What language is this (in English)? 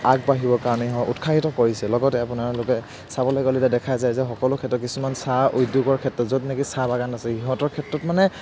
Assamese